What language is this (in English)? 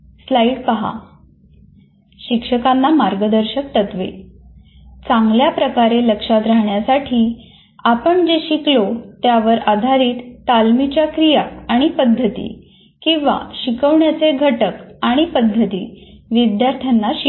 Marathi